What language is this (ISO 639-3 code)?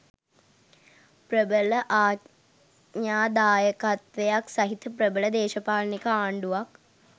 sin